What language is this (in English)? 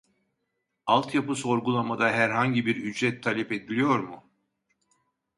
Turkish